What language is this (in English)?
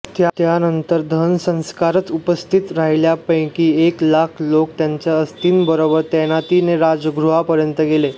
Marathi